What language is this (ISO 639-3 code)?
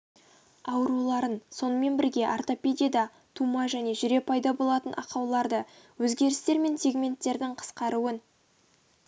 kaz